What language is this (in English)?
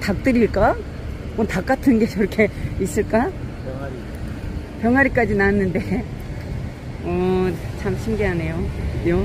Korean